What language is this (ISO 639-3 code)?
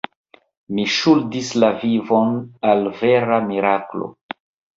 epo